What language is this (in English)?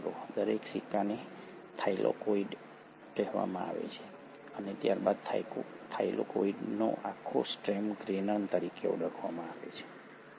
Gujarati